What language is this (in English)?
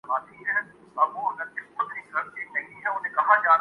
Urdu